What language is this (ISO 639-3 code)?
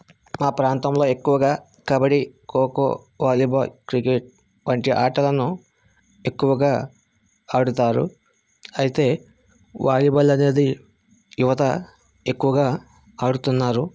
tel